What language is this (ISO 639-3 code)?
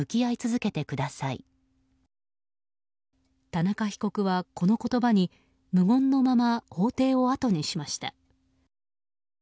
jpn